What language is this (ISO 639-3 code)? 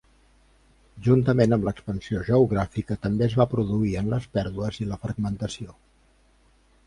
cat